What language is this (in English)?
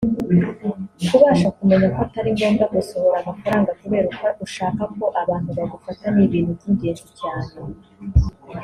Kinyarwanda